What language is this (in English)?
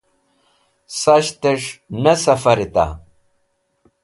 Wakhi